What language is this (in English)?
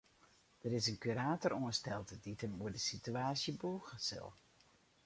Western Frisian